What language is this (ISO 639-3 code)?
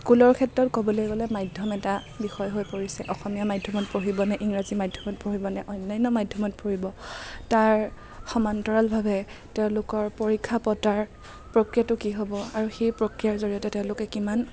asm